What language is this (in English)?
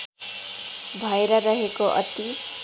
Nepali